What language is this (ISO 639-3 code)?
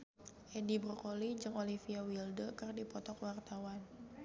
sun